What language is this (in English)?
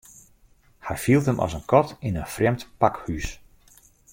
Western Frisian